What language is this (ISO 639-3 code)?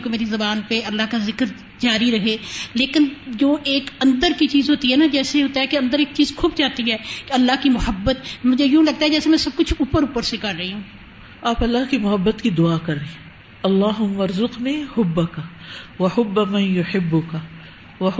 urd